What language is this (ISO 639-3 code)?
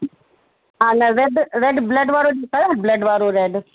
snd